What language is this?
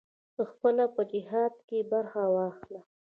Pashto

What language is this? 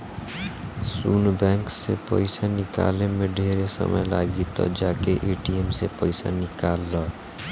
Bhojpuri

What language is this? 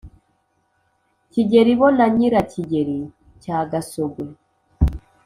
Kinyarwanda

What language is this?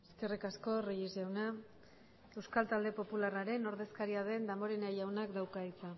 Basque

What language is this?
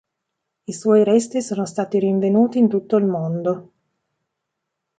Italian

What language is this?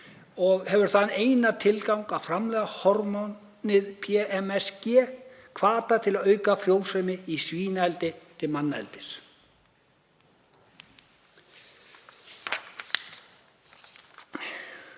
Icelandic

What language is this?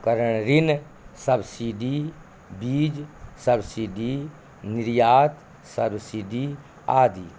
Maithili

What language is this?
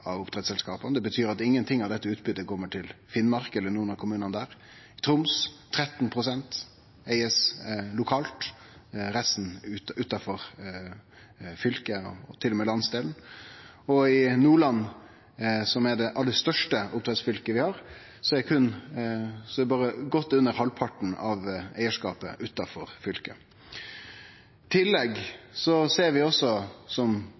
Norwegian Nynorsk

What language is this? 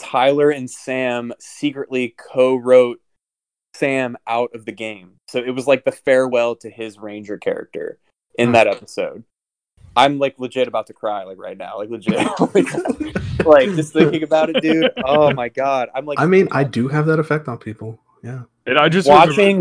English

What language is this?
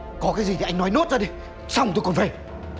Vietnamese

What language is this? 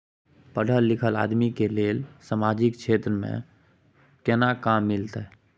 Maithili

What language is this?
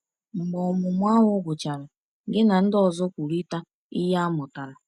Igbo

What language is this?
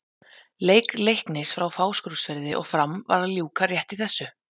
Icelandic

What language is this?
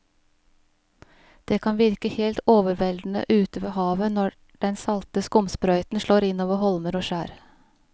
Norwegian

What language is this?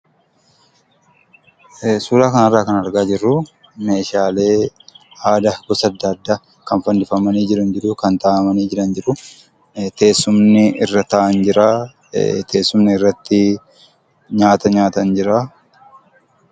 Oromo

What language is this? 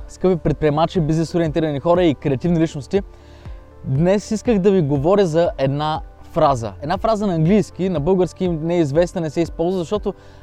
Bulgarian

